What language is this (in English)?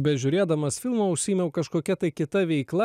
Lithuanian